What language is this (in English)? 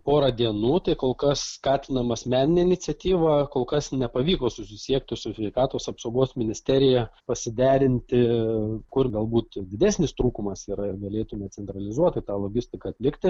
Lithuanian